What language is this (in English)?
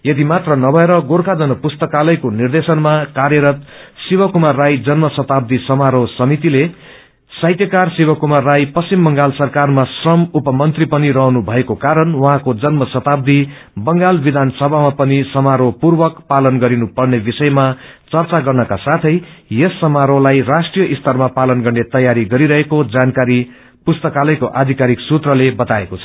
Nepali